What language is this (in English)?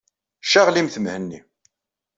Kabyle